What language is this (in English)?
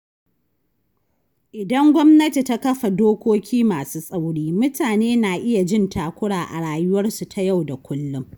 Hausa